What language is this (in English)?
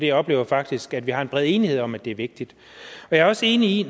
Danish